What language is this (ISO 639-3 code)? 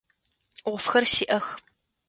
ady